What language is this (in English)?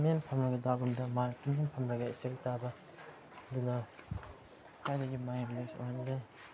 Manipuri